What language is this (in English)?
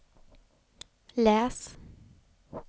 Swedish